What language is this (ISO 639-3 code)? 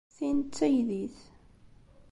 kab